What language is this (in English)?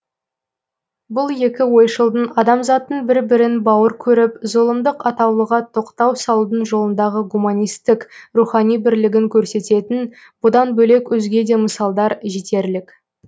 Kazakh